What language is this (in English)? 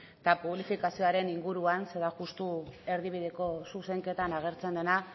Basque